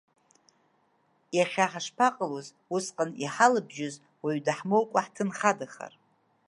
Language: Abkhazian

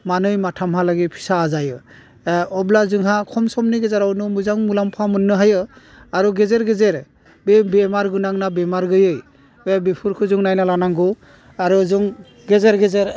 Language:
Bodo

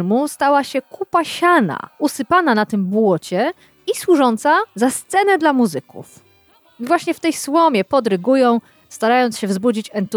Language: Polish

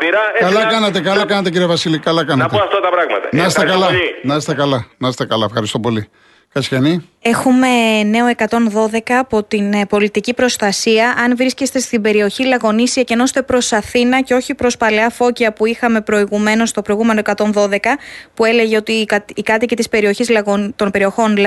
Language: Greek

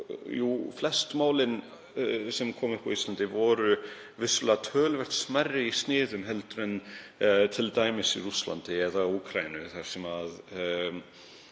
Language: Icelandic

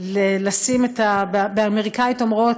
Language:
Hebrew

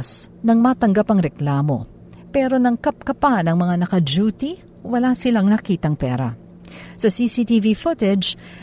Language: Filipino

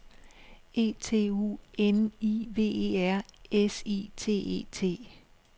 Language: Danish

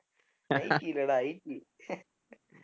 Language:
Tamil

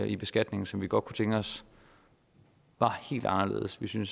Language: Danish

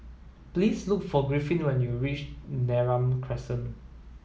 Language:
English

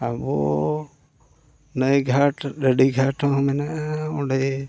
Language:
Santali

